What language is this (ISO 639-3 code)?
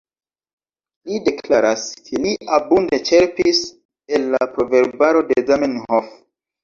epo